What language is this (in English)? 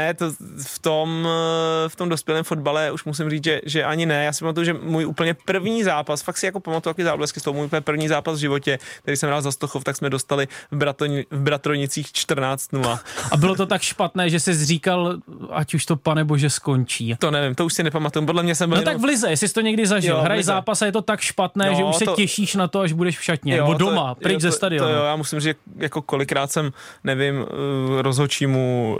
Czech